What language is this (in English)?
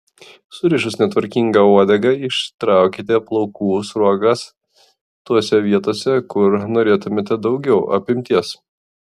Lithuanian